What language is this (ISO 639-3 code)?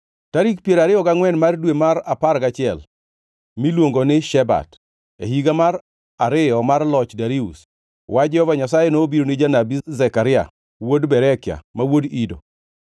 luo